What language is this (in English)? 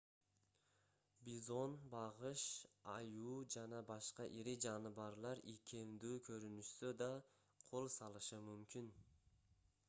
Kyrgyz